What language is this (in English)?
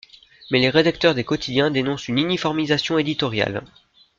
French